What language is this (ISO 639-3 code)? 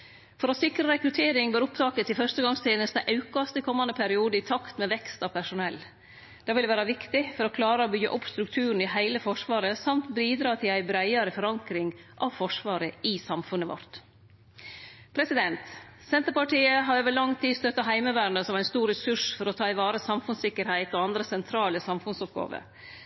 nno